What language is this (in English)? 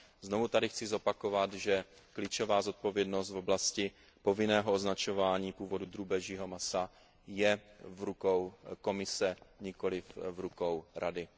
Czech